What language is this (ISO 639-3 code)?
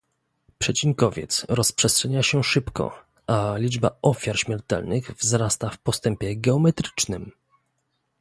pol